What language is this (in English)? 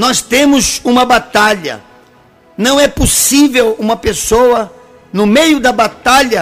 Portuguese